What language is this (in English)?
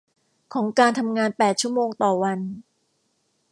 Thai